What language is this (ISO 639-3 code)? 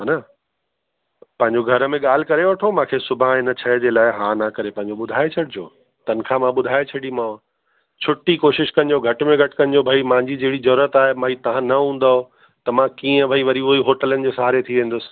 snd